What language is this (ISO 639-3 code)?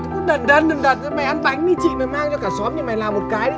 vie